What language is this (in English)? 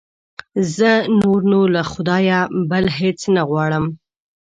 Pashto